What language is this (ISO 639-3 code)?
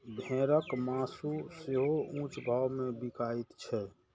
mai